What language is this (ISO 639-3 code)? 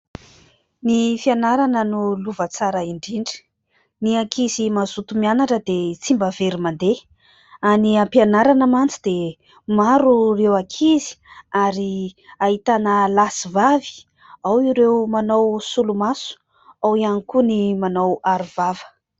mlg